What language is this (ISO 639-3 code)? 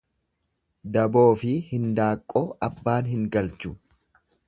orm